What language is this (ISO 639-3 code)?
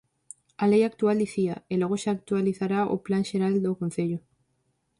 glg